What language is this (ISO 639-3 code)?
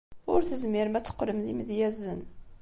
kab